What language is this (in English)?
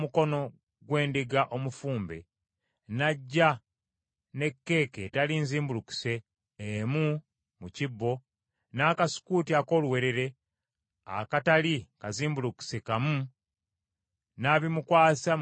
Ganda